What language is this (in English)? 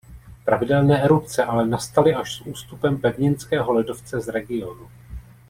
Czech